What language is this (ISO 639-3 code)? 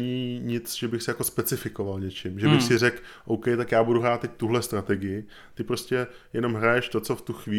ces